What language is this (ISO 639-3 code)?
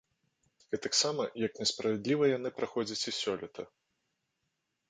bel